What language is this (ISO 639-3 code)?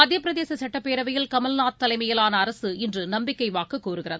tam